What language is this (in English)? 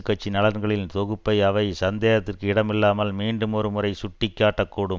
Tamil